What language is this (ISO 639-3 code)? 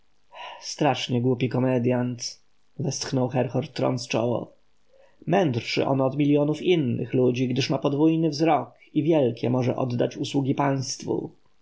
pol